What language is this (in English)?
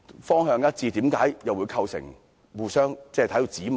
Cantonese